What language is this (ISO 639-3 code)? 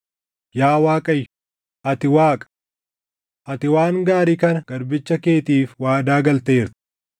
orm